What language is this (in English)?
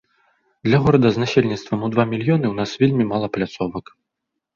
Belarusian